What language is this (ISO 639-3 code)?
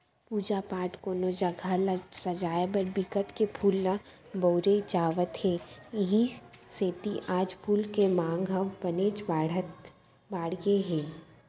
hne